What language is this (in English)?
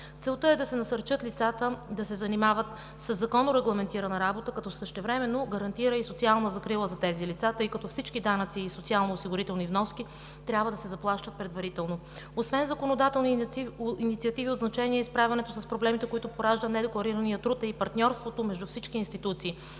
Bulgarian